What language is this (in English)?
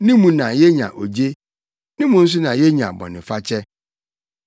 Akan